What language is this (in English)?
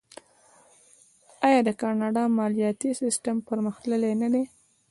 Pashto